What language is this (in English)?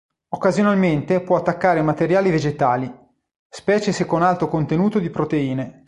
Italian